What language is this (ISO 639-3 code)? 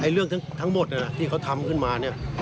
tha